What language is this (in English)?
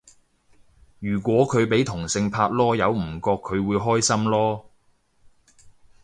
Cantonese